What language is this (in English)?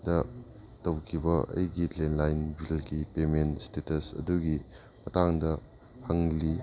Manipuri